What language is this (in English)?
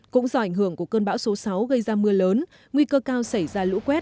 Vietnamese